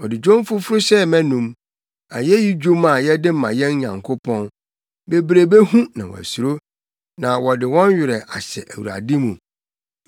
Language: Akan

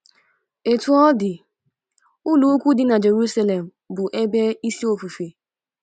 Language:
Igbo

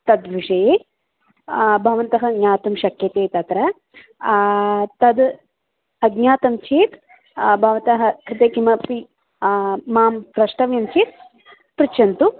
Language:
Sanskrit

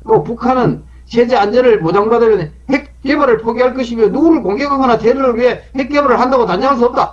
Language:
Korean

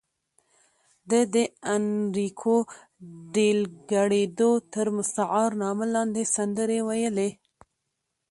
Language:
Pashto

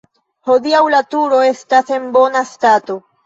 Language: Esperanto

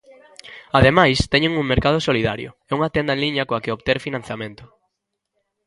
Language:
Galician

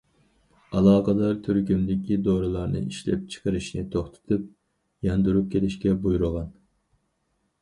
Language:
Uyghur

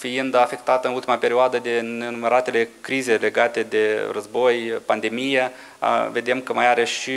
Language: Romanian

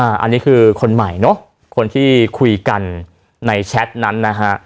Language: Thai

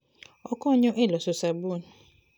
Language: Luo (Kenya and Tanzania)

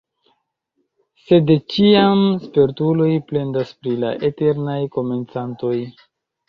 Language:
Esperanto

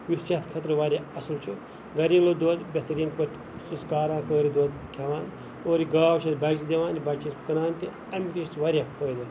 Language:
Kashmiri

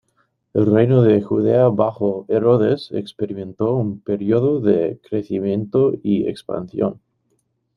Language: Spanish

